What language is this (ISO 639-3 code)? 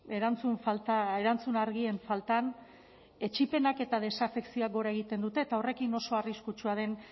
eus